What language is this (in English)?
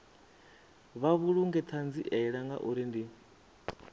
Venda